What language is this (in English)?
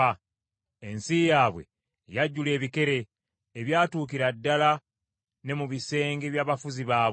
Ganda